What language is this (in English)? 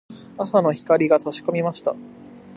Japanese